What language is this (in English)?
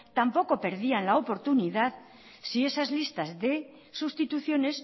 Spanish